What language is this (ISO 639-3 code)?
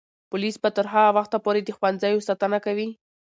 pus